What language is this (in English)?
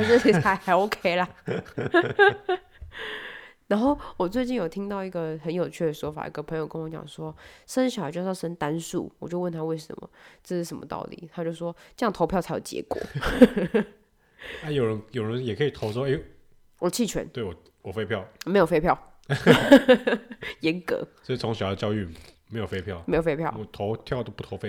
Chinese